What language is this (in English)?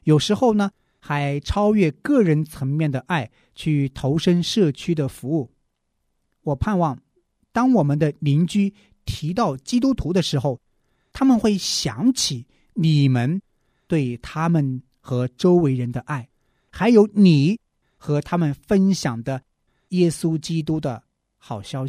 Chinese